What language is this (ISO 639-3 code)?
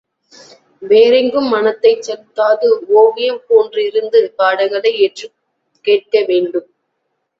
tam